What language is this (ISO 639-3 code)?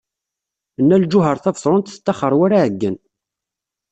kab